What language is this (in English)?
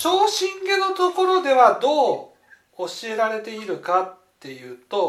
Japanese